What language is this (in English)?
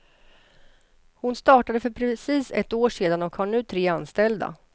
Swedish